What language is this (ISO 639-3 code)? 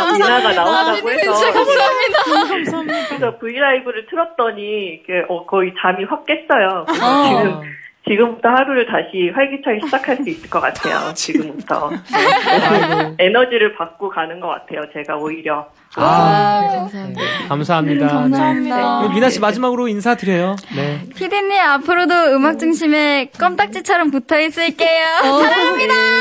kor